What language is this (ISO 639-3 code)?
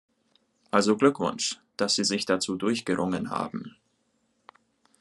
deu